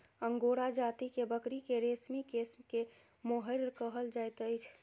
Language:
Maithili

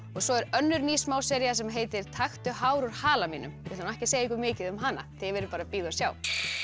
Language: Icelandic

